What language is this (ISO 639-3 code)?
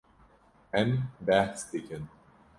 kur